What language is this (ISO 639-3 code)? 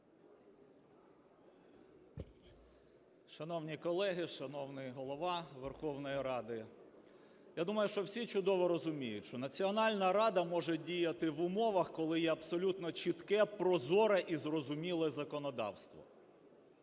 ukr